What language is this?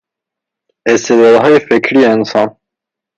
Persian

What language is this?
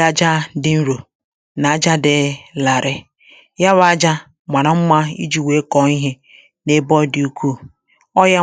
Igbo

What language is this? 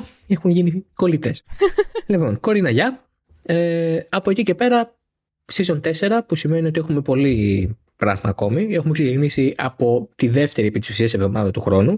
Greek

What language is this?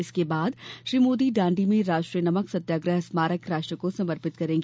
Hindi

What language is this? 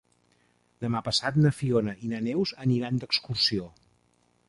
Catalan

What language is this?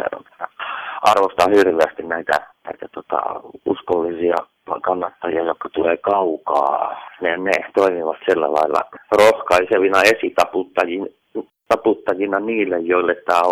Finnish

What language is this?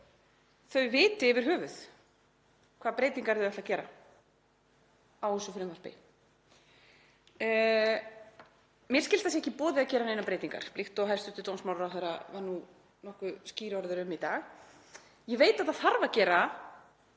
Icelandic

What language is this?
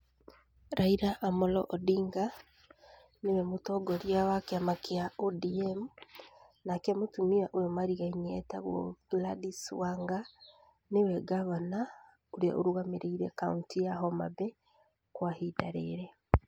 Kikuyu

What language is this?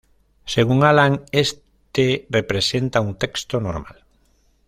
Spanish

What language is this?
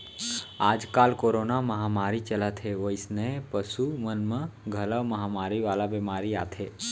Chhattisgarhi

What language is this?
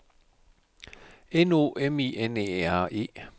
Danish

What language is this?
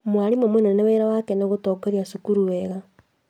Kikuyu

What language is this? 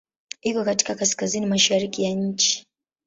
Swahili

